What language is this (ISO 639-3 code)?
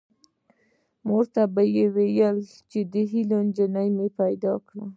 pus